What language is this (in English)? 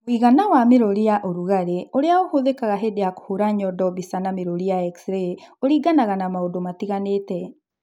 Kikuyu